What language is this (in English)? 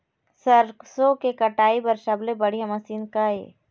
Chhattisgarhi